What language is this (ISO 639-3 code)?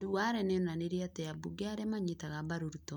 kik